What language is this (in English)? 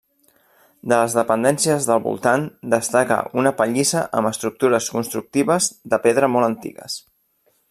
Catalan